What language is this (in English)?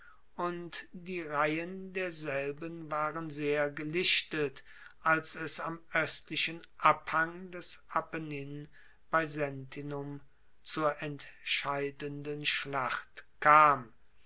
German